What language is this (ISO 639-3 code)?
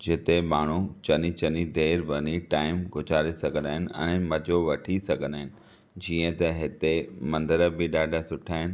snd